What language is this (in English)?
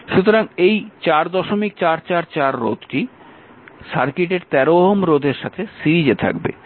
Bangla